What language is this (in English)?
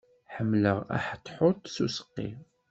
Kabyle